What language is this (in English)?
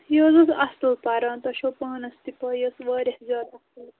Kashmiri